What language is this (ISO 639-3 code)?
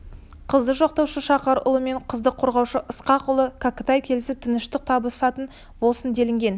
kaz